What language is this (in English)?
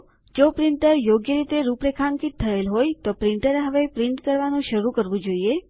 Gujarati